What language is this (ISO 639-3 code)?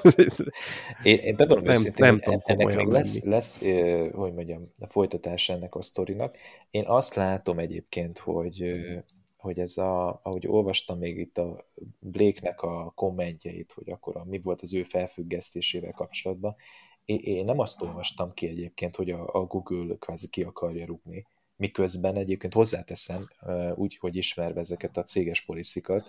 hun